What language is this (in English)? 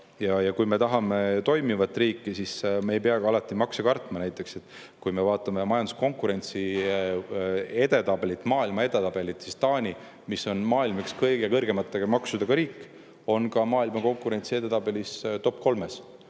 Estonian